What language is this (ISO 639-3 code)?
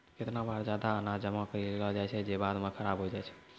mai